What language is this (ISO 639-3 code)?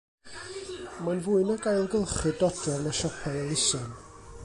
cym